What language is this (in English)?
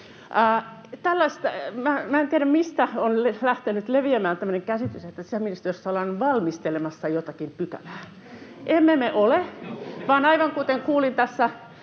Finnish